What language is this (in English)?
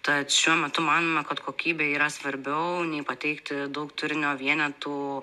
Lithuanian